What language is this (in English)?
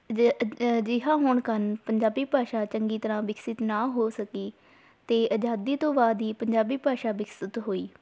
Punjabi